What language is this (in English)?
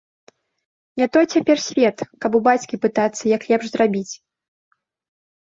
Belarusian